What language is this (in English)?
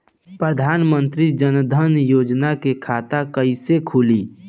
Bhojpuri